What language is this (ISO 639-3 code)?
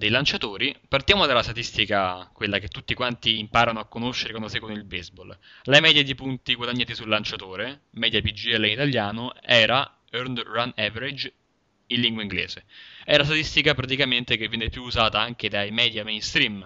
ita